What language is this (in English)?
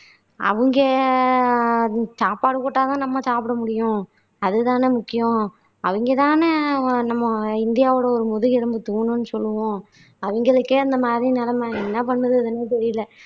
Tamil